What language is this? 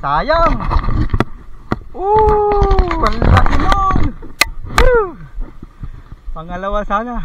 Filipino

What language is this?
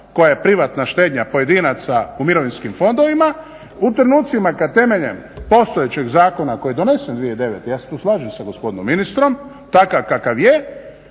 Croatian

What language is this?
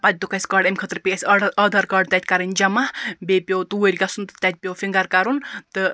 Kashmiri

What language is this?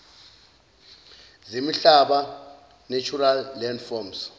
Zulu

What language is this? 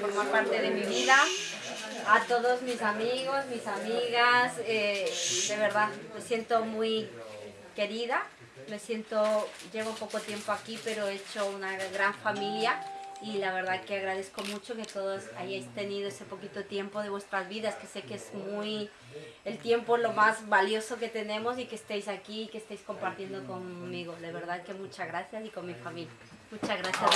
Spanish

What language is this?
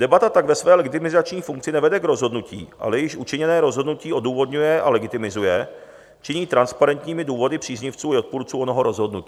Czech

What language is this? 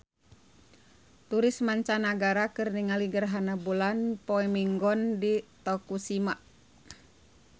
Sundanese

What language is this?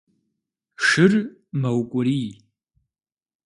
Kabardian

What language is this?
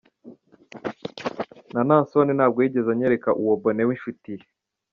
Kinyarwanda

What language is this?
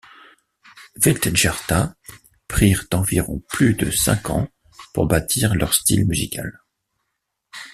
French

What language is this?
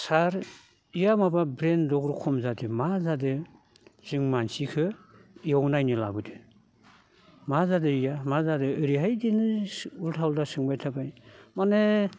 Bodo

